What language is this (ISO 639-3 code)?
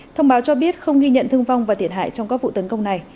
vie